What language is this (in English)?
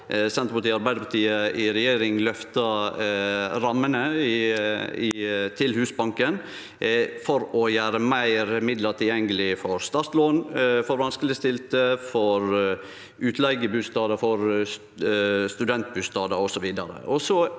Norwegian